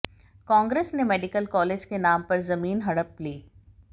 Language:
Hindi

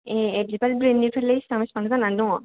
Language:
Bodo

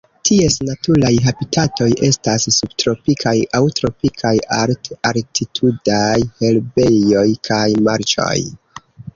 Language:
Esperanto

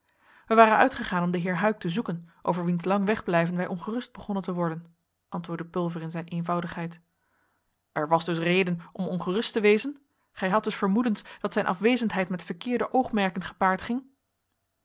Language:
Dutch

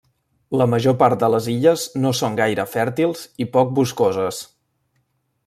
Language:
Catalan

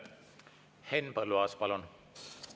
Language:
Estonian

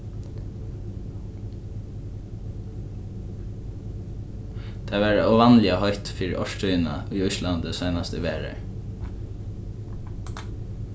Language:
Faroese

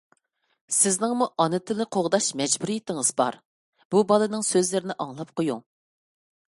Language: Uyghur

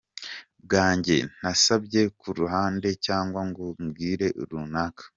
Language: Kinyarwanda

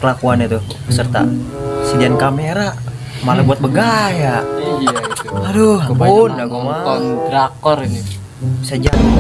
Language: Indonesian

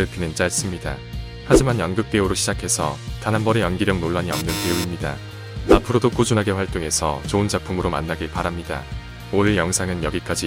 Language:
Korean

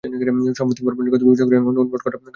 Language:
Bangla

